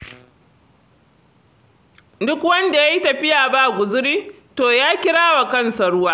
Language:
Hausa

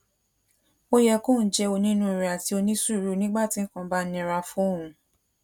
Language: Yoruba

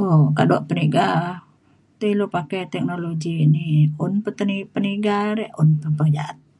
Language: Mainstream Kenyah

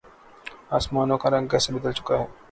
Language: Urdu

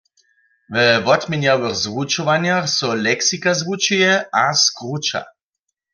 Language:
Upper Sorbian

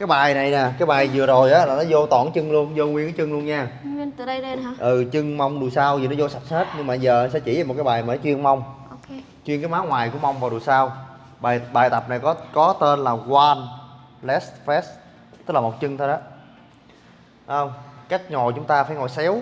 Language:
Vietnamese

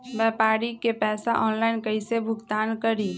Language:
Magahi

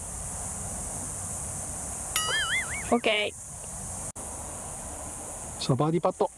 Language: Japanese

